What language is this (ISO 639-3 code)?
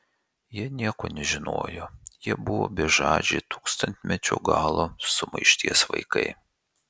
lit